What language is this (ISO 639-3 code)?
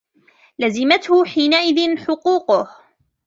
ara